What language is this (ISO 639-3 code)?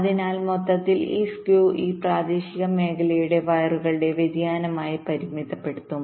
mal